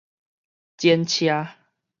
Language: Min Nan Chinese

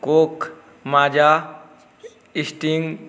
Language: Maithili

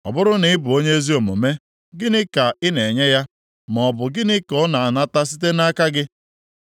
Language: Igbo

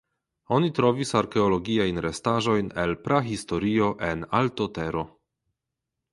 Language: Esperanto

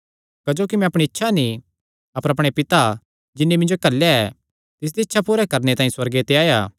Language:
Kangri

